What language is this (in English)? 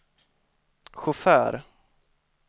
Swedish